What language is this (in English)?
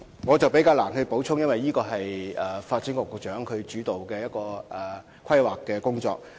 Cantonese